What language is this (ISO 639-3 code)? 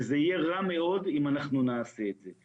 heb